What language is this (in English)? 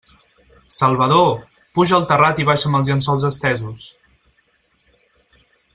Catalan